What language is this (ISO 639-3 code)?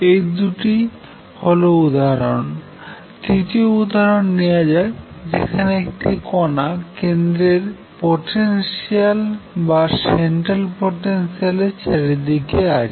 ben